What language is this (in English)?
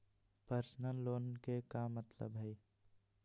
Magahi